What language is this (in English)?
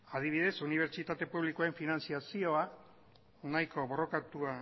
Basque